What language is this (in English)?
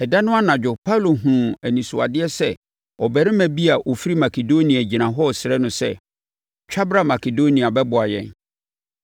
Akan